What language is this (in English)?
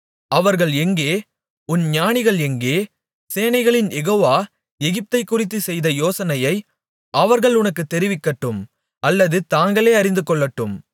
Tamil